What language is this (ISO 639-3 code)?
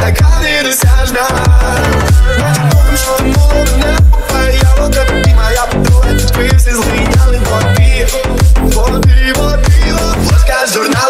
ukr